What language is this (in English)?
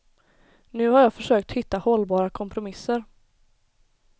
Swedish